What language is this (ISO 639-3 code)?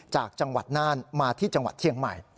tha